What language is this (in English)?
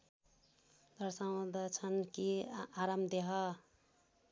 Nepali